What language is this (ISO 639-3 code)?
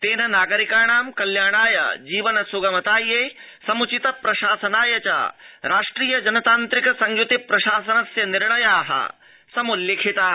san